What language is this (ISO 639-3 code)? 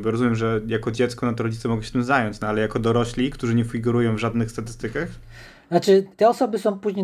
pol